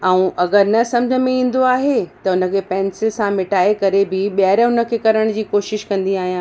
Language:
Sindhi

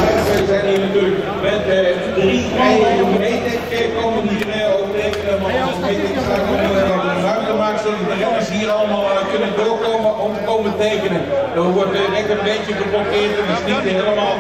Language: Dutch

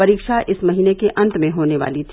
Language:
Hindi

